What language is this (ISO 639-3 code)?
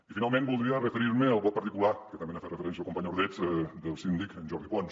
cat